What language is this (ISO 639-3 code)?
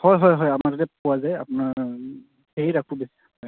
asm